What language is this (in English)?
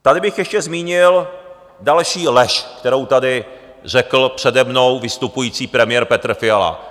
Czech